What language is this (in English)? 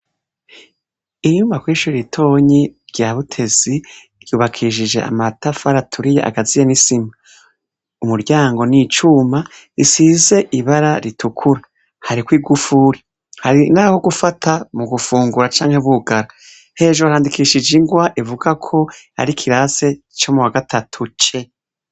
Rundi